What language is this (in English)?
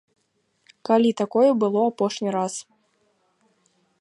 Belarusian